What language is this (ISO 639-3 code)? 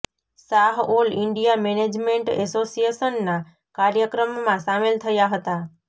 guj